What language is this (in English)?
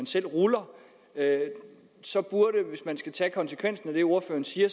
Danish